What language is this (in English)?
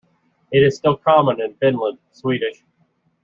English